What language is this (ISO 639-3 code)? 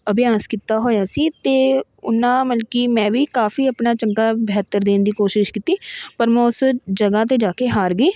pan